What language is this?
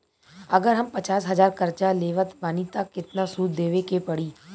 Bhojpuri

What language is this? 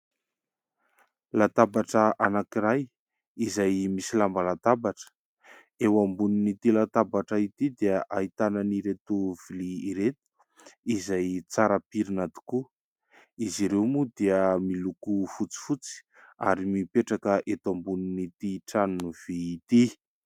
Malagasy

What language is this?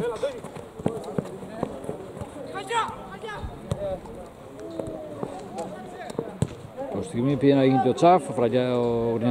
Greek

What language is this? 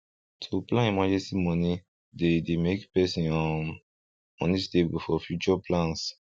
Nigerian Pidgin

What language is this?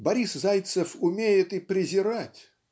Russian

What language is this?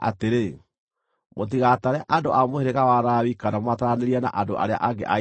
Kikuyu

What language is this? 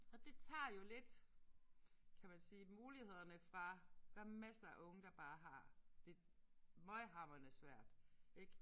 Danish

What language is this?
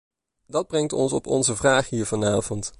Dutch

